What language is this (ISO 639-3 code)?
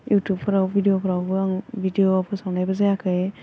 brx